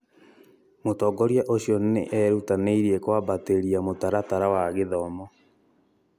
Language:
Kikuyu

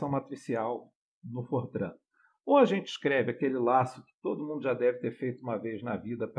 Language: Portuguese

